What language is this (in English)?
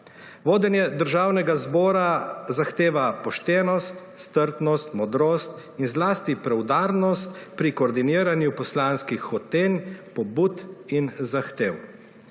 Slovenian